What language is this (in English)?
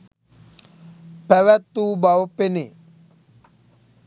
Sinhala